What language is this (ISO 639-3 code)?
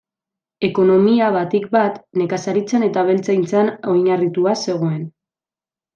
eus